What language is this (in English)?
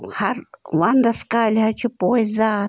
Kashmiri